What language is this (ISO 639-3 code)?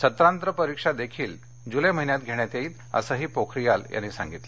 mar